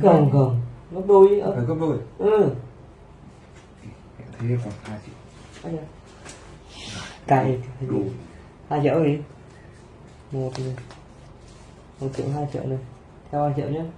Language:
Vietnamese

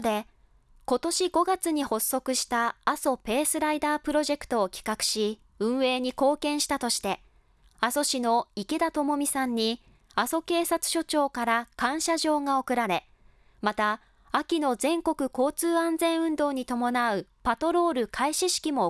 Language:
Japanese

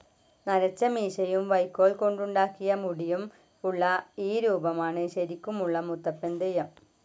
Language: Malayalam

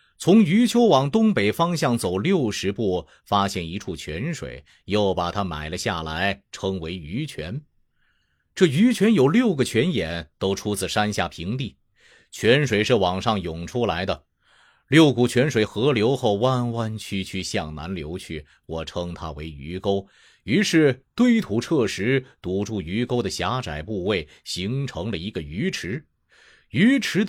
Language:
Chinese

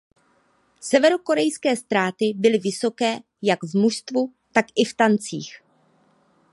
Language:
Czech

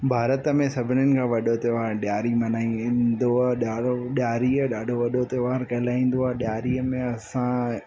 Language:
Sindhi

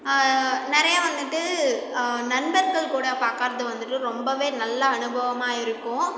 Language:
Tamil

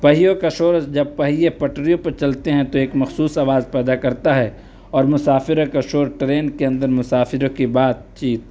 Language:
Urdu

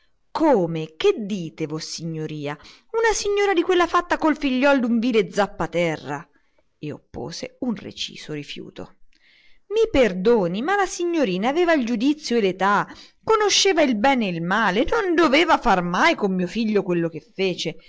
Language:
Italian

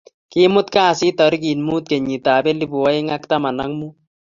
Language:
Kalenjin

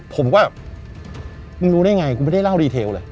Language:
Thai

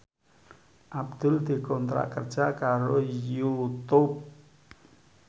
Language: Javanese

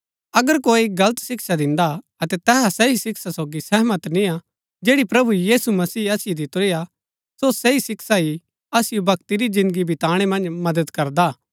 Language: Gaddi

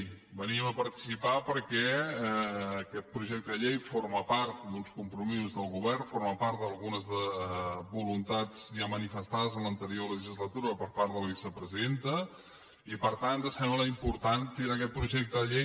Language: Catalan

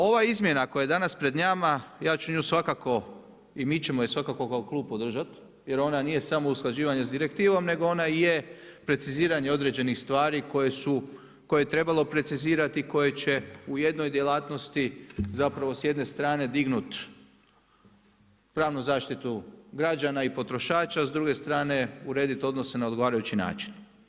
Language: Croatian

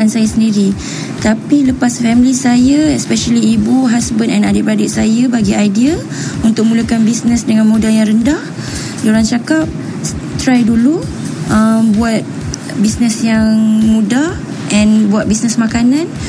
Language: Malay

